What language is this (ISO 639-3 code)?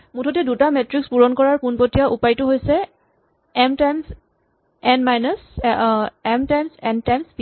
asm